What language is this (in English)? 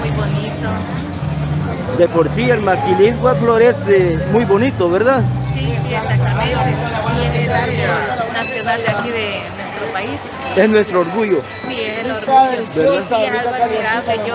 Spanish